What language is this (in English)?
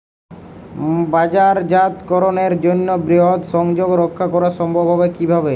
Bangla